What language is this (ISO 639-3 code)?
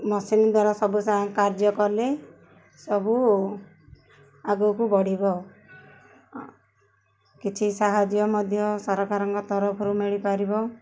ori